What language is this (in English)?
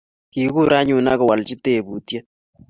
Kalenjin